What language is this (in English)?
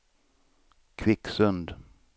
Swedish